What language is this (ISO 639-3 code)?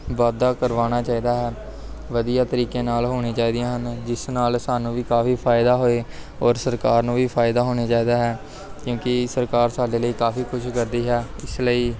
pan